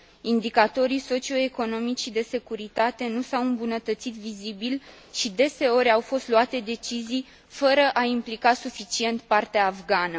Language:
Romanian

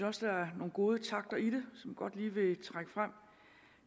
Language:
Danish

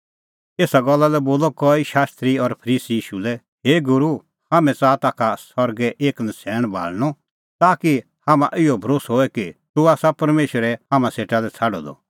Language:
Kullu Pahari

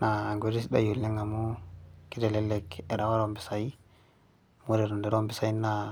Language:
Masai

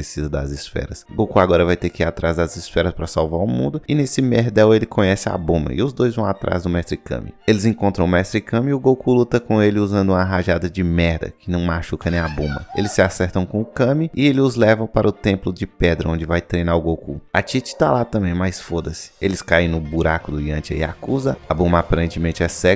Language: Portuguese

